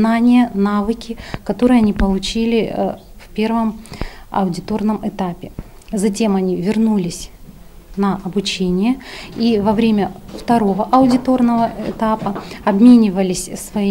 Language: Russian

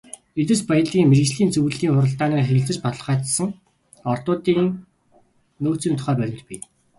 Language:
Mongolian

